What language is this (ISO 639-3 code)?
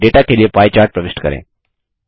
hin